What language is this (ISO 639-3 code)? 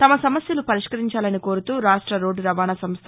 tel